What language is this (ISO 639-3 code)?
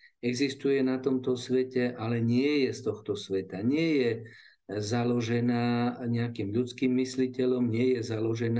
slk